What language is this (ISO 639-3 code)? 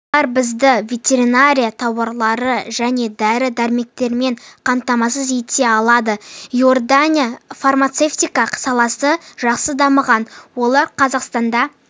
kaz